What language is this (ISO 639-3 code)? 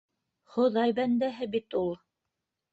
bak